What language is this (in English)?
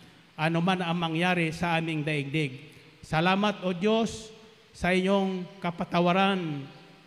Filipino